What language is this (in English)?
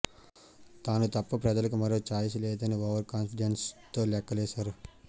Telugu